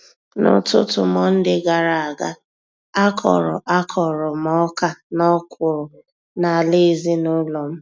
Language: Igbo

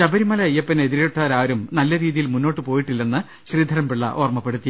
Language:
Malayalam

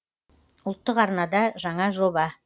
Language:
Kazakh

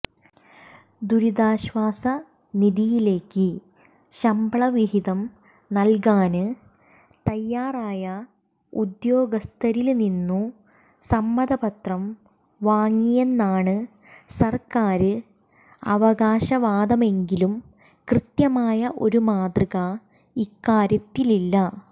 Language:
Malayalam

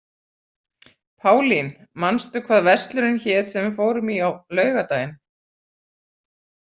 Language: Icelandic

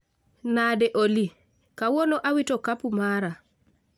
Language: Luo (Kenya and Tanzania)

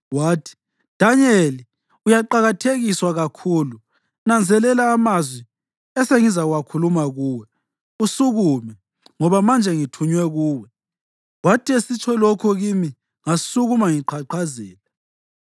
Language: North Ndebele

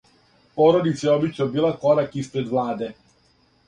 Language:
Serbian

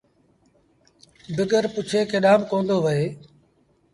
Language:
Sindhi Bhil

